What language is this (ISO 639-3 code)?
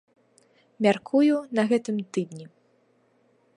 bel